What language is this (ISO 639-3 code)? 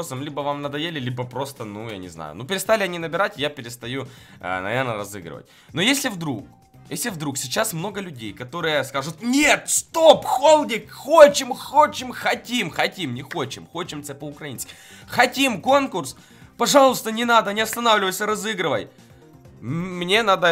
rus